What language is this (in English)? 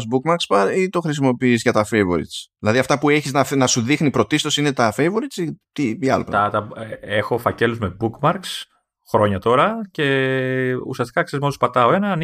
Greek